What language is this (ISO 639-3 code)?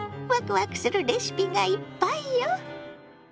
jpn